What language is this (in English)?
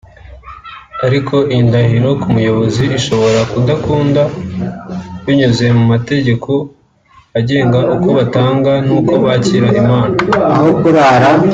Kinyarwanda